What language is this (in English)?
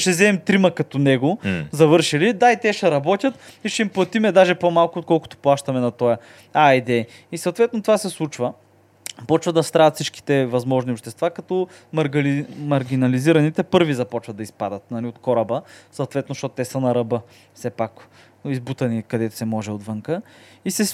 Bulgarian